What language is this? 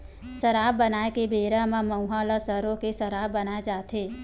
Chhattisgarhi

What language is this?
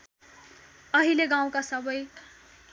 Nepali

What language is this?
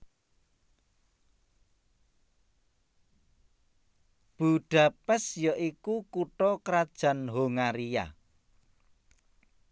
Javanese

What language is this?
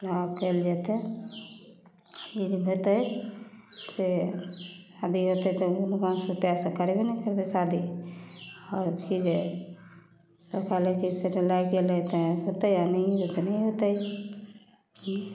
Maithili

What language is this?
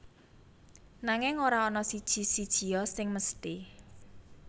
Javanese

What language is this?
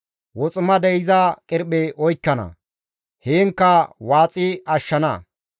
Gamo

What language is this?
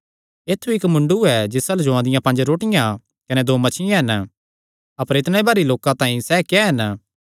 Kangri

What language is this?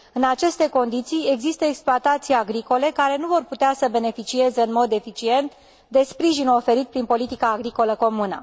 Romanian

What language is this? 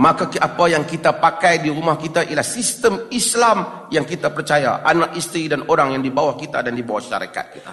Malay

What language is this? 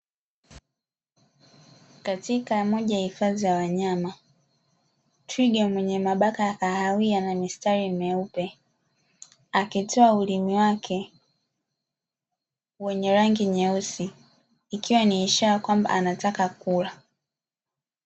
Swahili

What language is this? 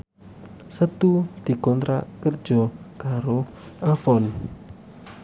Javanese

